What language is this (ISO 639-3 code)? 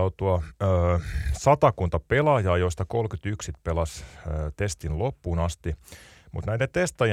fin